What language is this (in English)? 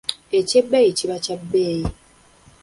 Ganda